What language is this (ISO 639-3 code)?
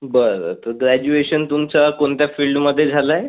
mar